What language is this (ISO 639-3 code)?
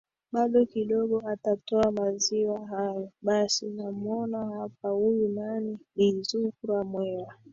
swa